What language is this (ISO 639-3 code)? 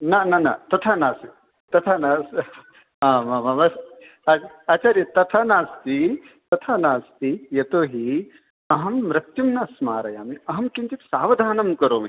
san